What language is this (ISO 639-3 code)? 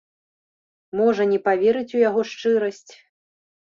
bel